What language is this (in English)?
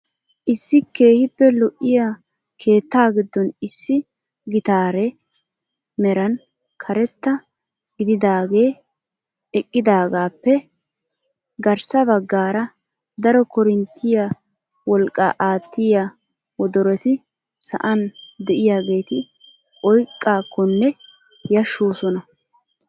Wolaytta